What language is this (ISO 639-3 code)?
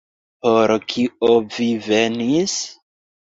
epo